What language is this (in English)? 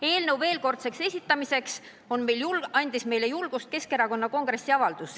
Estonian